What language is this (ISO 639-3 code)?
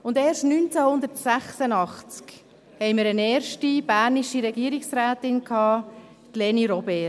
gsw